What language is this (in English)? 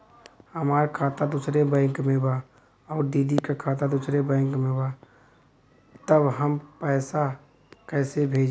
Bhojpuri